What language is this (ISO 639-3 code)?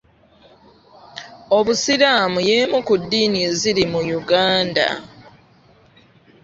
lug